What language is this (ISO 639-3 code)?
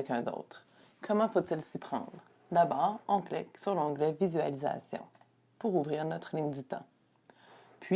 fra